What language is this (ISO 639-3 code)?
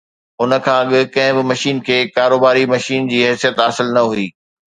snd